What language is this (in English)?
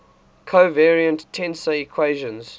English